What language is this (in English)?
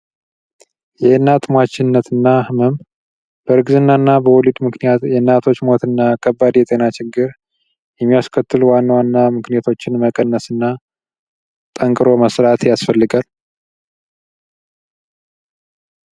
Amharic